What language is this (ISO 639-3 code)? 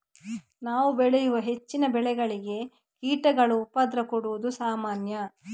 kan